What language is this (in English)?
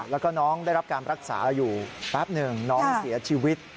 Thai